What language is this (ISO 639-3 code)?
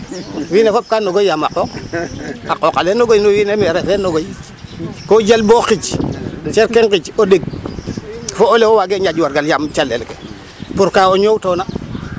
srr